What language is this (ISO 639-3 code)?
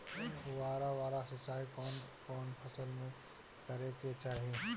bho